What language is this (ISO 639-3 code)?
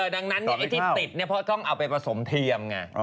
tha